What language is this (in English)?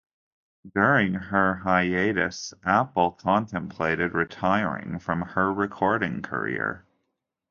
English